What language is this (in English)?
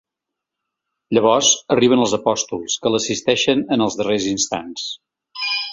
Catalan